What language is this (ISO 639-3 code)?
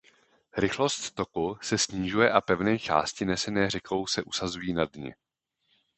ces